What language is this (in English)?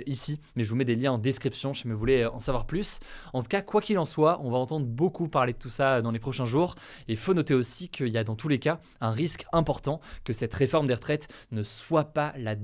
French